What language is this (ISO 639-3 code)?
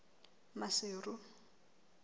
sot